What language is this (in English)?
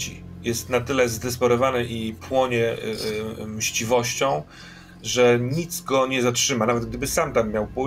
Polish